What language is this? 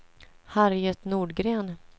Swedish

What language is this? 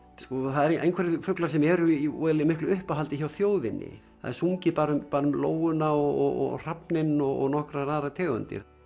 Icelandic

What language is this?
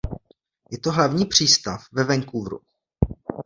Czech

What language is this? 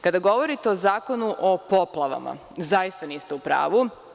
Serbian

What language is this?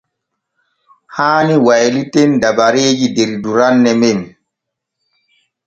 Borgu Fulfulde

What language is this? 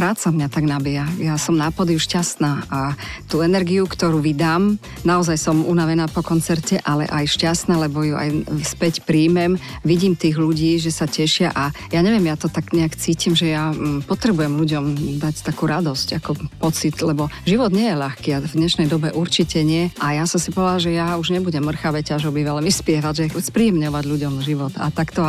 Slovak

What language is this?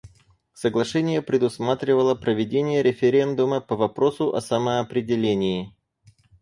Russian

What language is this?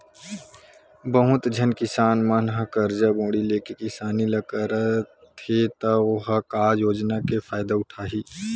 Chhattisgarhi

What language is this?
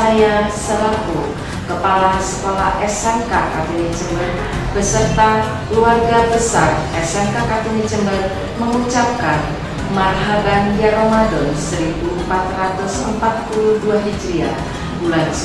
Indonesian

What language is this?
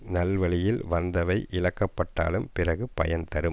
Tamil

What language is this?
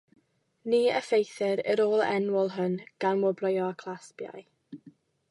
Welsh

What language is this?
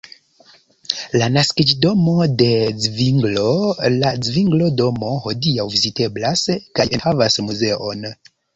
Esperanto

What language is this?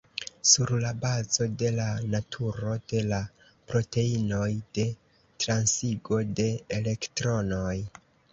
Esperanto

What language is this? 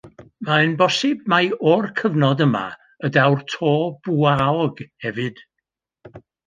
Welsh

